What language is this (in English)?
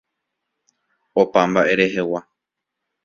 Guarani